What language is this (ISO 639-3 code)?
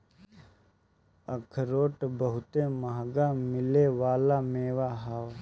bho